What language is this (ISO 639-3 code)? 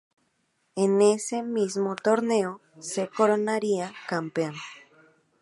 spa